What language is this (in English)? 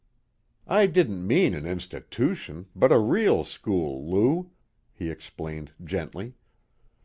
English